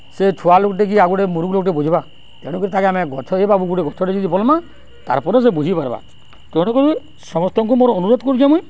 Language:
Odia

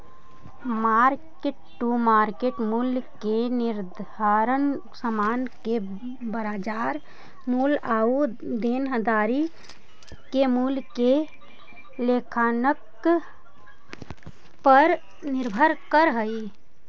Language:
Magahi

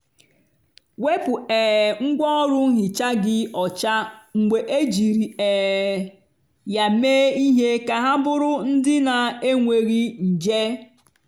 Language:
Igbo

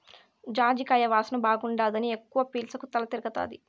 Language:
Telugu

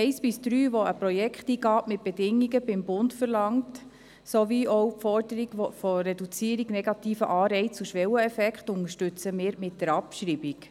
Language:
Swiss German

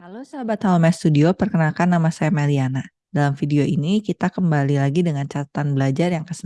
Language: Indonesian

